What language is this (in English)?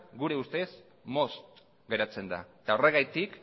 Basque